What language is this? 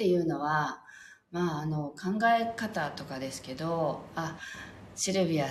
Japanese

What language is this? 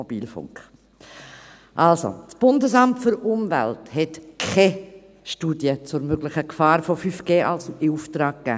Swiss German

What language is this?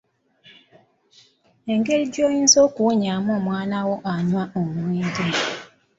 Ganda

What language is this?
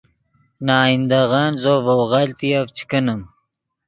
Yidgha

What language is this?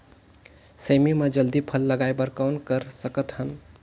Chhattisgarhi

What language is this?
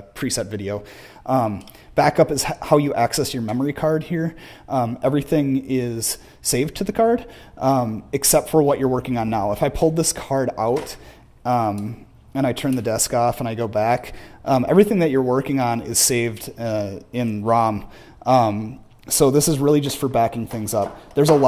English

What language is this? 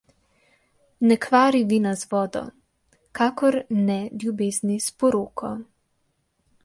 Slovenian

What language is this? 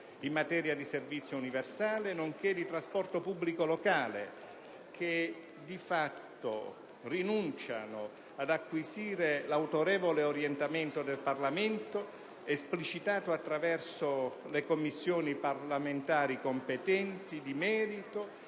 Italian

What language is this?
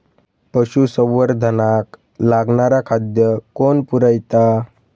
Marathi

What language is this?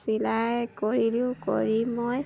Assamese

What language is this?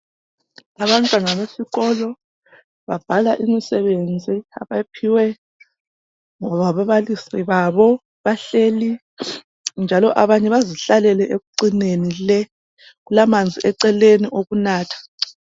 North Ndebele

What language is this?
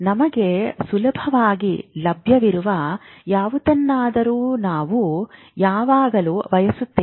Kannada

